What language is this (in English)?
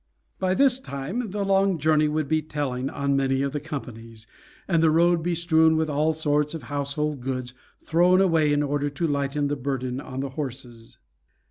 English